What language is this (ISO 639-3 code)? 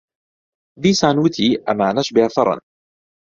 ckb